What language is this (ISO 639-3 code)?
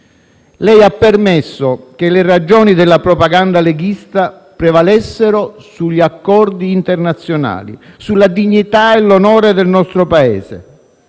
ita